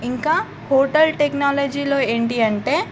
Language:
Telugu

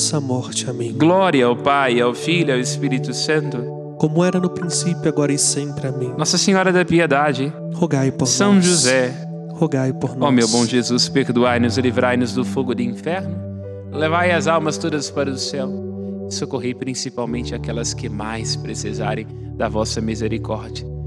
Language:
Portuguese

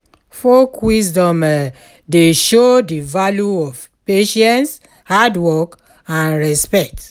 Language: Nigerian Pidgin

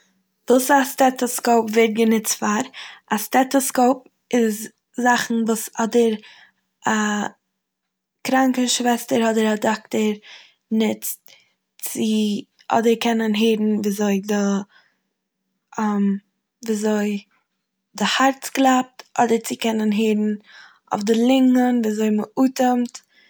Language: Yiddish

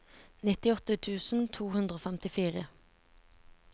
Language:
Norwegian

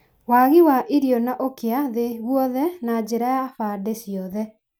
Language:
Kikuyu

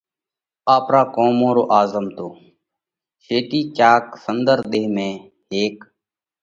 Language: Parkari Koli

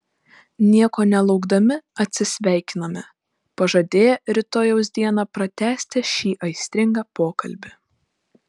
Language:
Lithuanian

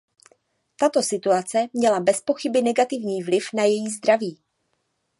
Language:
Czech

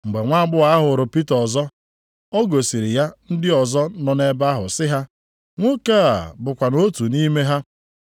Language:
Igbo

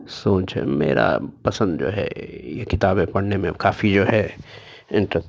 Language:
Urdu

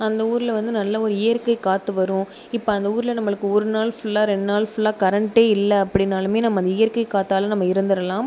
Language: Tamil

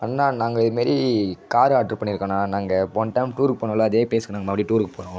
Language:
Tamil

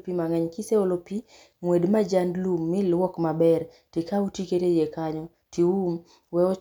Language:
Luo (Kenya and Tanzania)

